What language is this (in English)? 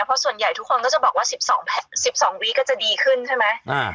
Thai